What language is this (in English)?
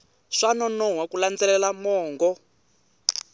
Tsonga